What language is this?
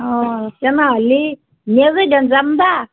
Assamese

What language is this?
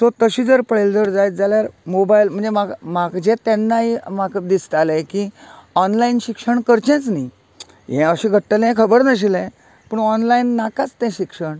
Konkani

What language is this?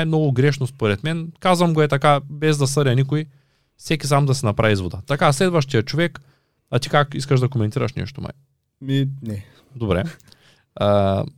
Bulgarian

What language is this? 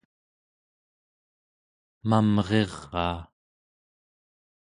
Central Yupik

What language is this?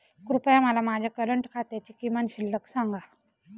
Marathi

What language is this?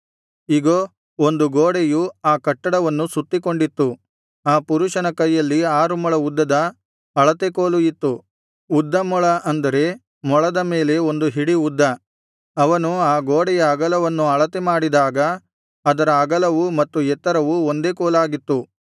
Kannada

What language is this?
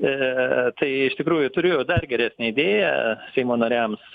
Lithuanian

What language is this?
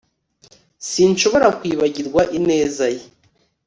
Kinyarwanda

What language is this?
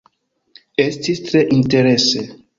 Esperanto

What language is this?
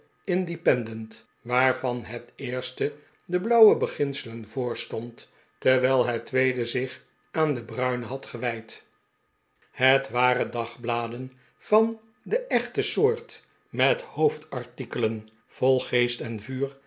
Dutch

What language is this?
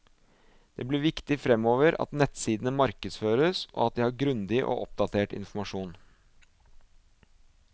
Norwegian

